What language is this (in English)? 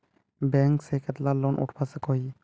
Magahi